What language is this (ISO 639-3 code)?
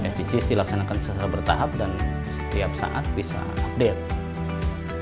ind